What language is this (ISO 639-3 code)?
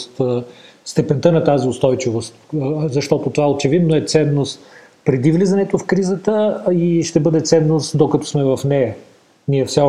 bul